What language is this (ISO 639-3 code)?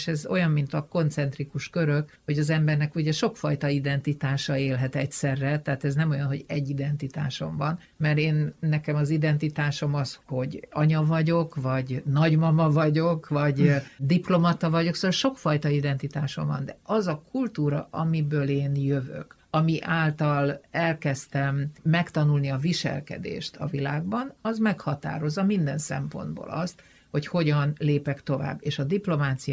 hun